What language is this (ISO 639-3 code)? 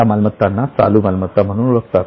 mar